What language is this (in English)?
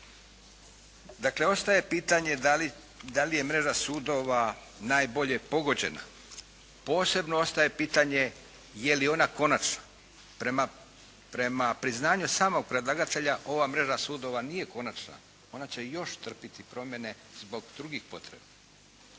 Croatian